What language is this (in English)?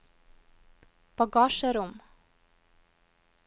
Norwegian